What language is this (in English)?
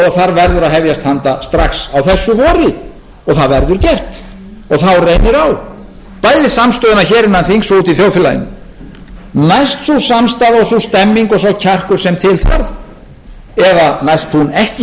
Icelandic